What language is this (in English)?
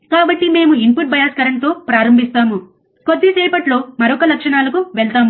Telugu